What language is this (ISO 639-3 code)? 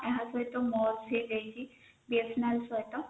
ori